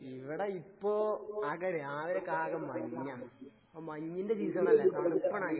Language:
Malayalam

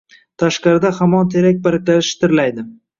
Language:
Uzbek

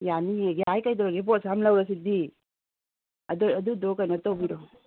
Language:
Manipuri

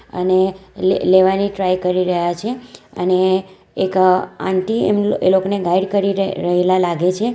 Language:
Gujarati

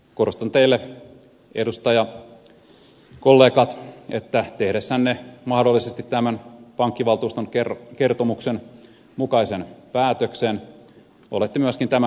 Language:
Finnish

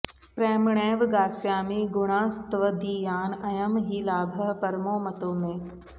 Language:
Sanskrit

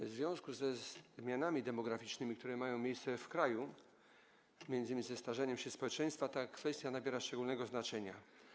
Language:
Polish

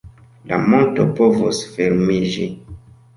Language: Esperanto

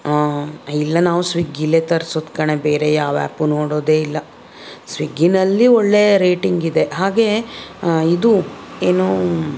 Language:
Kannada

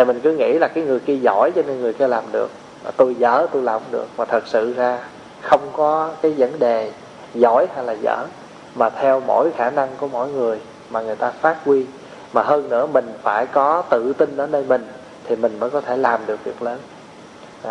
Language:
Vietnamese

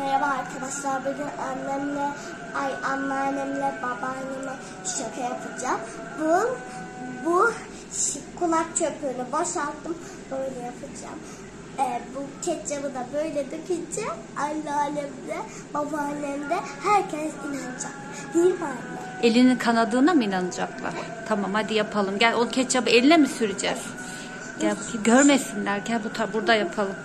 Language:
Turkish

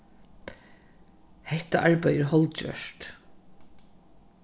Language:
Faroese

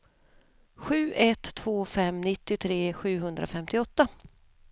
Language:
Swedish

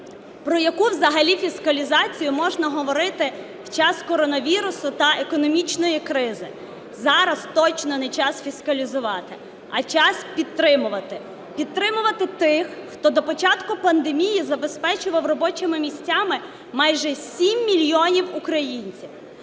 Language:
Ukrainian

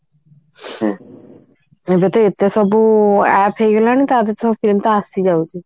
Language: Odia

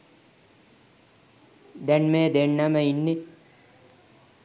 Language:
Sinhala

